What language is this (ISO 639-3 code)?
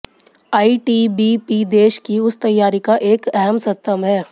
hin